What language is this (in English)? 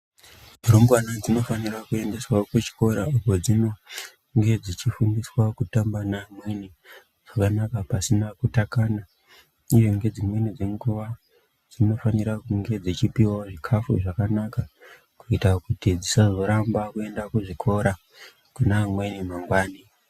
Ndau